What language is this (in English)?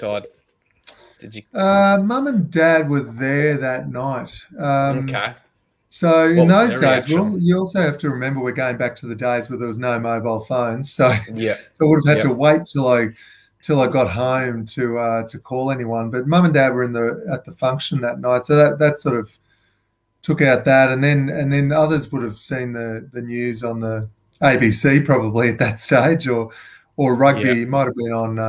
English